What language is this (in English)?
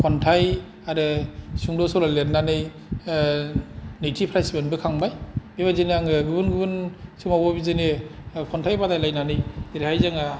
Bodo